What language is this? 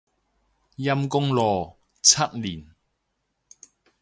Cantonese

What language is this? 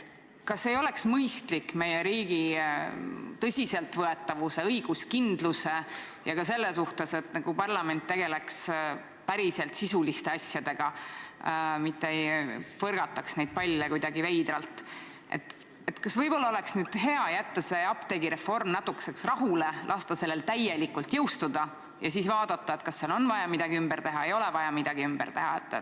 Estonian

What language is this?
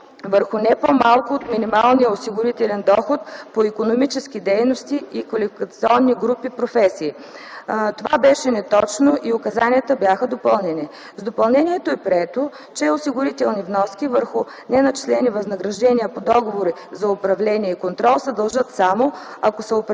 Bulgarian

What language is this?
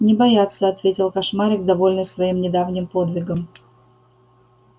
Russian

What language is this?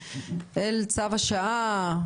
Hebrew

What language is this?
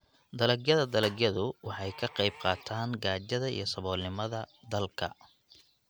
Somali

